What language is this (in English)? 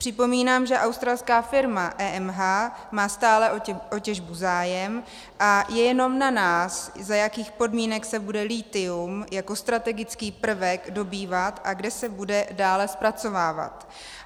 Czech